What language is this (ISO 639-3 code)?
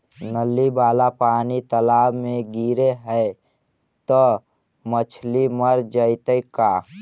mag